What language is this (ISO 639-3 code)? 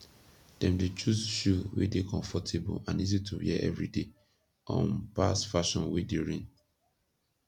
pcm